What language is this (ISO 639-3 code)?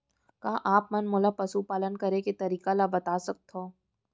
hne